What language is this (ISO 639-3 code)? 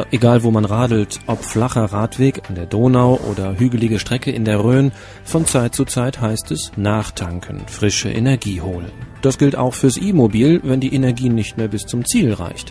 deu